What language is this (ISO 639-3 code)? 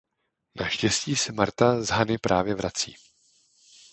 ces